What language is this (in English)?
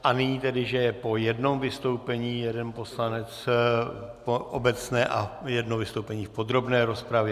Czech